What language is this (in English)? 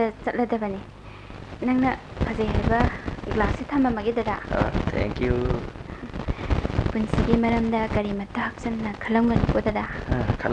Korean